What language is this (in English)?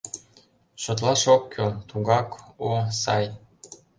Mari